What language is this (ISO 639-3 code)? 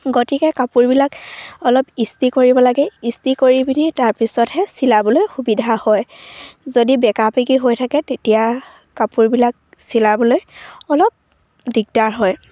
asm